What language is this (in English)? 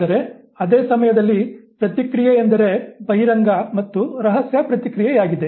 Kannada